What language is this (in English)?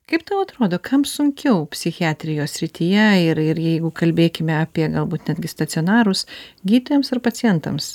Lithuanian